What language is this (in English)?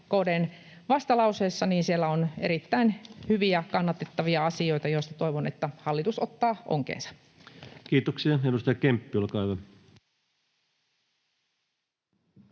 Finnish